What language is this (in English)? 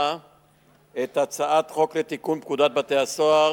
Hebrew